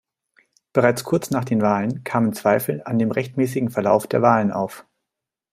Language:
German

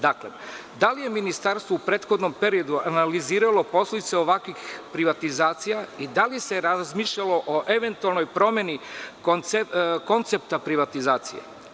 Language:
Serbian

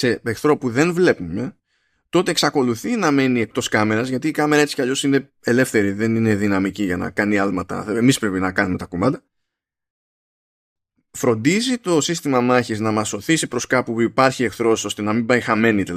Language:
Greek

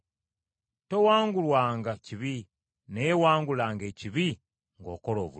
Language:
Ganda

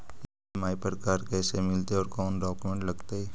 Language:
Magahi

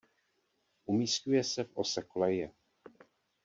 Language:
Czech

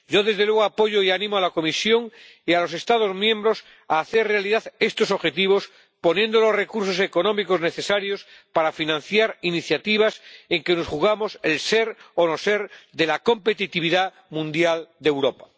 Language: Spanish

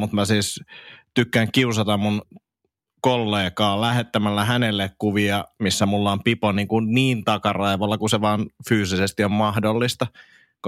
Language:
Finnish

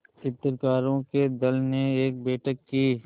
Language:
Hindi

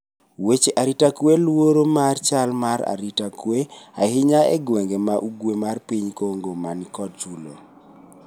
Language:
Luo (Kenya and Tanzania)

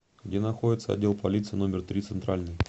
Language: Russian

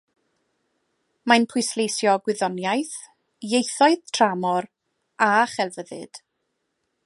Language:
Welsh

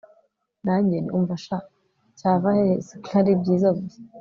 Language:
Kinyarwanda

